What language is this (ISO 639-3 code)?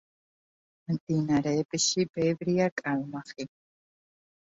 kat